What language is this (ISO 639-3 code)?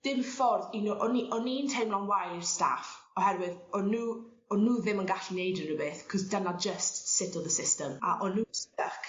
cym